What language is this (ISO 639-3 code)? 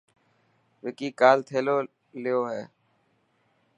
mki